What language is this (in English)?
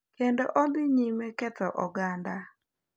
Luo (Kenya and Tanzania)